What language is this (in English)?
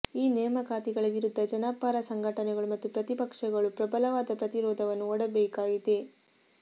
Kannada